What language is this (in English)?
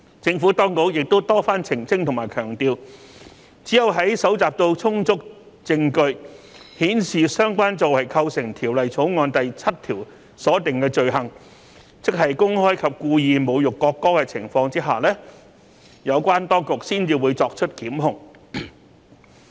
Cantonese